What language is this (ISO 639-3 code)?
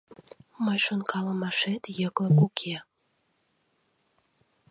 chm